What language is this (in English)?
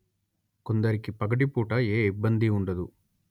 Telugu